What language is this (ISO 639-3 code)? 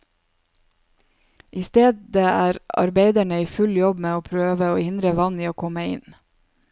nor